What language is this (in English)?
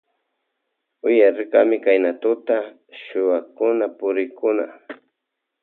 Loja Highland Quichua